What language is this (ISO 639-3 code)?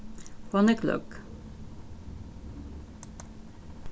fao